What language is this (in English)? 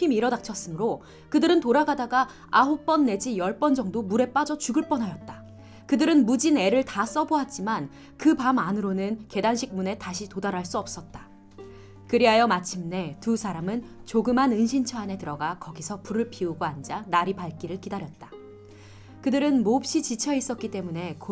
Korean